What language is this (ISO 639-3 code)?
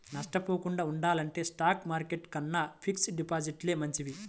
tel